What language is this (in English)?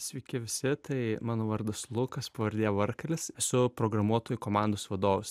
Lithuanian